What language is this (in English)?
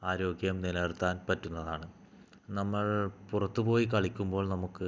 Malayalam